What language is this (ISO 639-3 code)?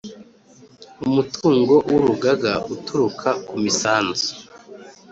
kin